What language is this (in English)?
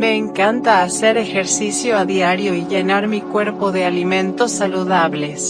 Spanish